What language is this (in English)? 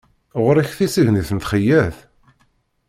Kabyle